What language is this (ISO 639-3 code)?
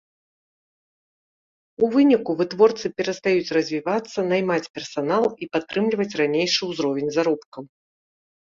bel